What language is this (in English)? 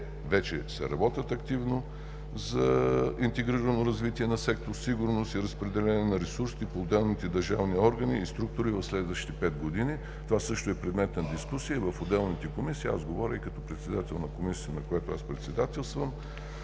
Bulgarian